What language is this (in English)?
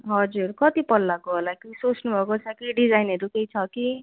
Nepali